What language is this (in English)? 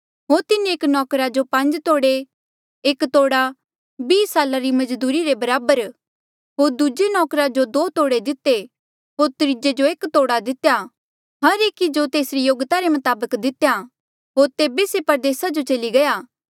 Mandeali